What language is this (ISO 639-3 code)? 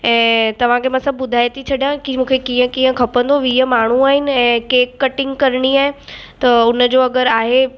snd